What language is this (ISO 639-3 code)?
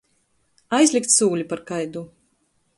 ltg